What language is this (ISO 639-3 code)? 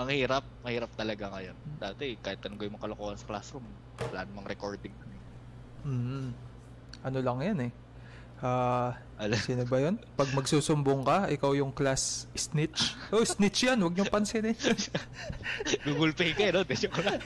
fil